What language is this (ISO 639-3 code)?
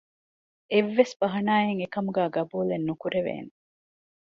div